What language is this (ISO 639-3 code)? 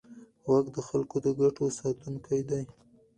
pus